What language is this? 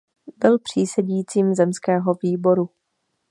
Czech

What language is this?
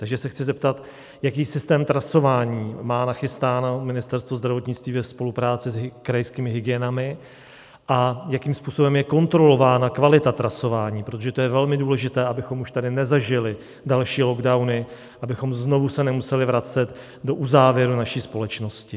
Czech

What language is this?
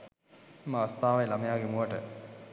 Sinhala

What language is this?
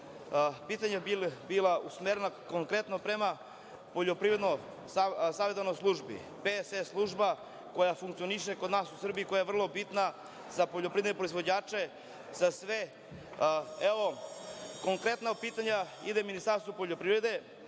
Serbian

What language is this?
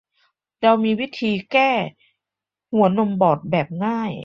Thai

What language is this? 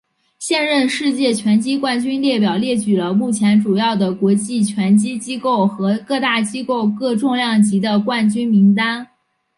Chinese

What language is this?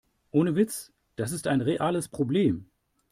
German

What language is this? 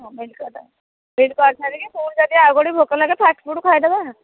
Odia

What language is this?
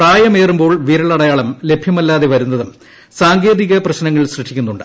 Malayalam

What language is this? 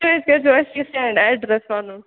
Kashmiri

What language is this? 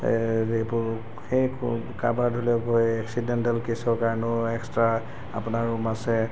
Assamese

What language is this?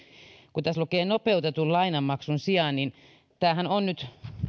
Finnish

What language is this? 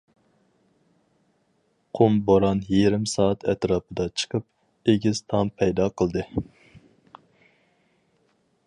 Uyghur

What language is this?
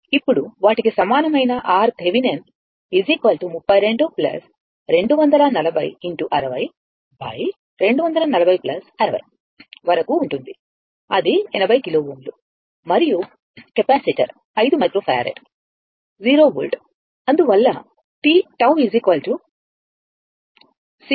Telugu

